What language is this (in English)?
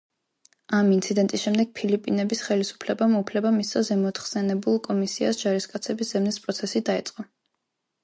Georgian